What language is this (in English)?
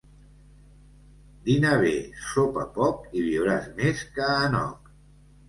Catalan